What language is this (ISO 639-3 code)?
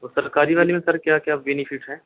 urd